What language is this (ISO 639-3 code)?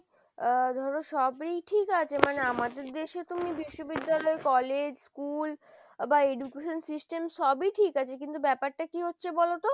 ben